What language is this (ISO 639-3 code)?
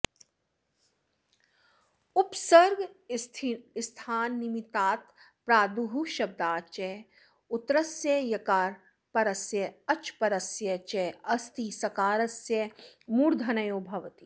san